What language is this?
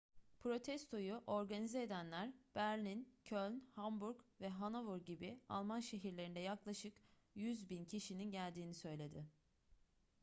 Turkish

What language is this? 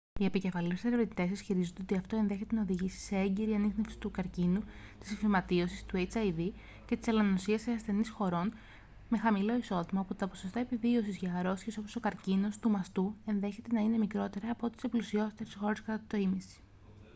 Greek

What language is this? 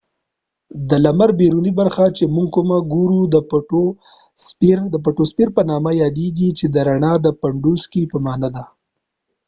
Pashto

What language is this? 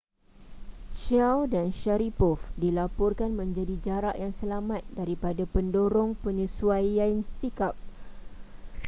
Malay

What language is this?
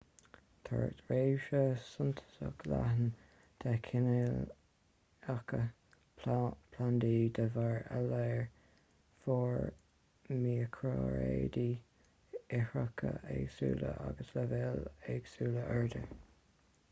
Irish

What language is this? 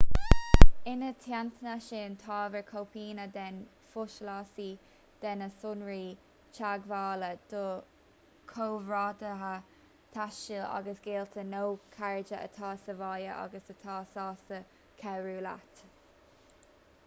Irish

